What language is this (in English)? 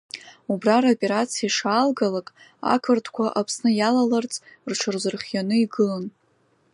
Abkhazian